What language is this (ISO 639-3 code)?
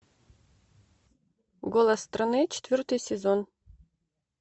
rus